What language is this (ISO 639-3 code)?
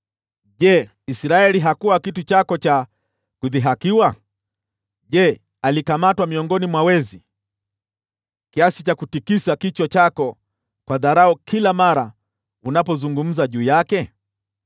swa